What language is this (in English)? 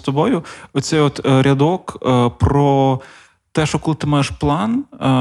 Ukrainian